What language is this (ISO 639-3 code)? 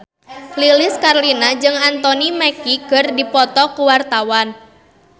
sun